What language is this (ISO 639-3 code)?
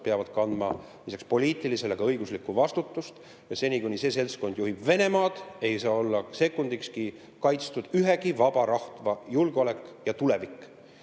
est